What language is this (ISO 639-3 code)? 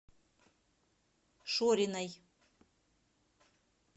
rus